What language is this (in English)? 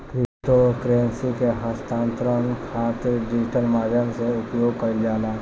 Bhojpuri